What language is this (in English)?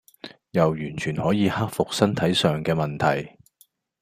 Cantonese